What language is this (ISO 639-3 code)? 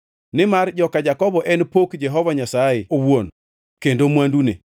luo